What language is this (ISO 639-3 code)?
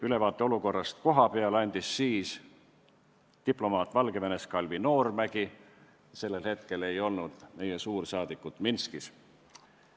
est